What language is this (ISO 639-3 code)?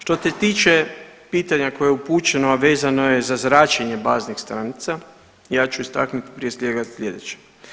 hrv